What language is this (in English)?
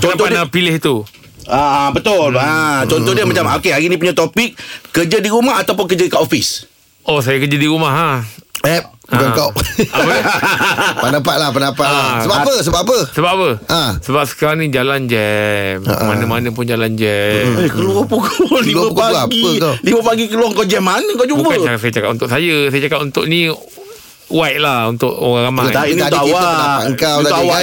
Malay